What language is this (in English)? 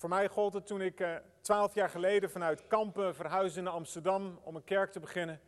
Dutch